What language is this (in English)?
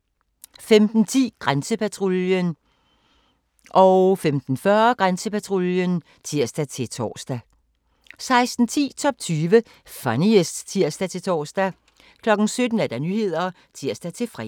Danish